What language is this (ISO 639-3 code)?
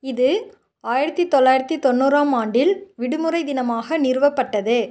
tam